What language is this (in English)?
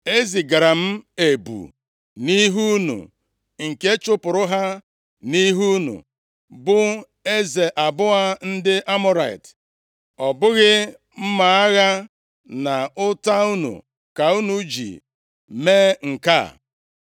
Igbo